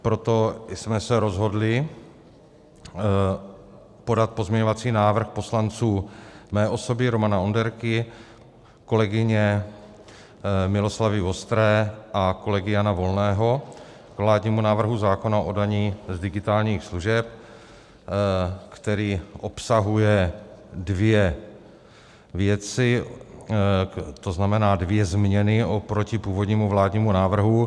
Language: Czech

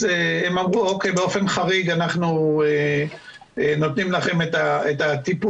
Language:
Hebrew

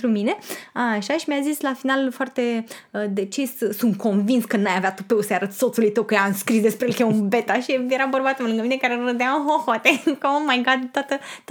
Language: Romanian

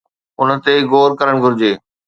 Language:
Sindhi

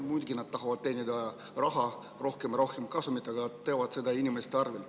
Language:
Estonian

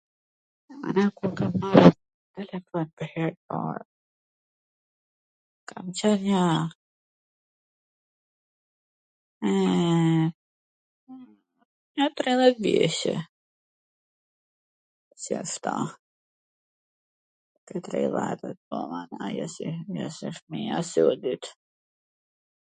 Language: Gheg Albanian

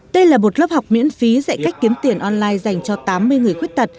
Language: Vietnamese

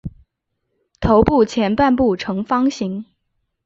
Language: Chinese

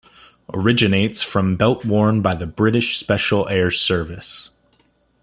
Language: English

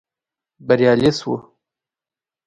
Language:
Pashto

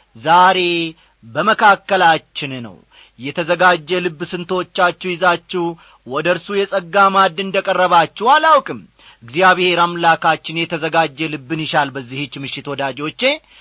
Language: Amharic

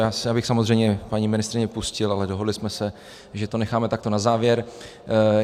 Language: Czech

